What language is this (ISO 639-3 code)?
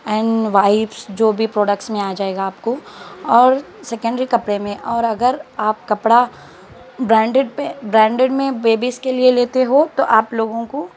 urd